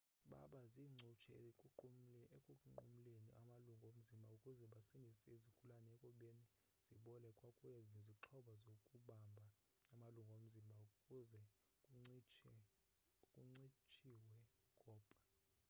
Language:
Xhosa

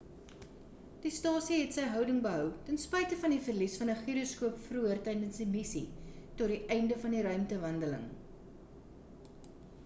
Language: Afrikaans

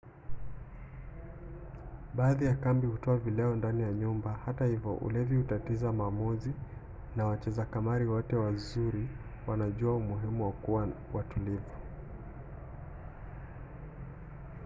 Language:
Swahili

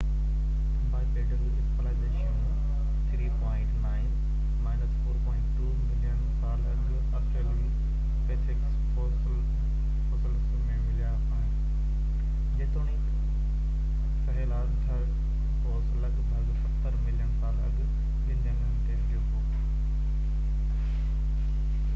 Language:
Sindhi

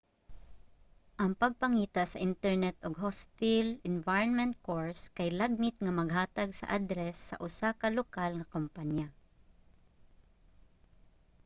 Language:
Cebuano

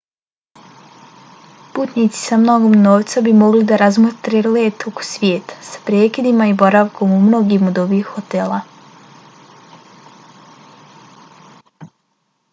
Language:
Bosnian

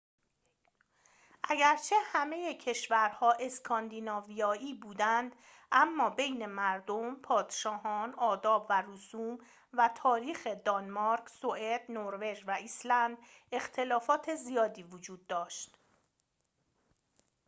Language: Persian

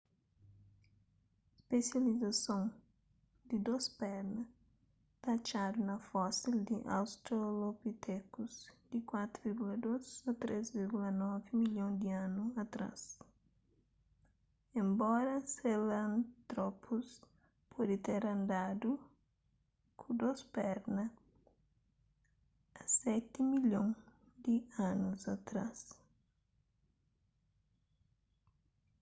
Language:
Kabuverdianu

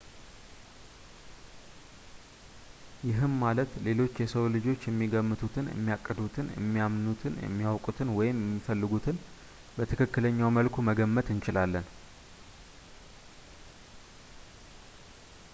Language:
Amharic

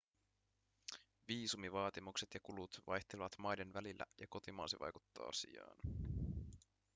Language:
Finnish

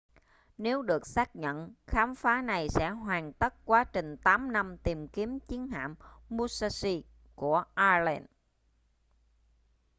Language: Vietnamese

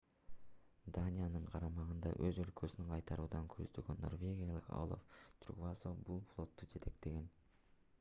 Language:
Kyrgyz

